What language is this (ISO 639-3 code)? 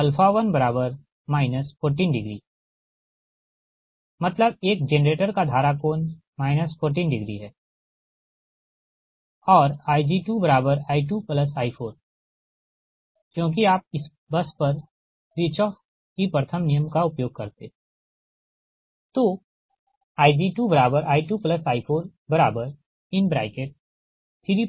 hin